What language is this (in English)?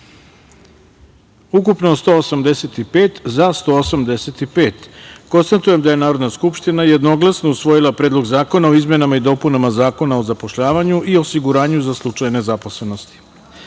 Serbian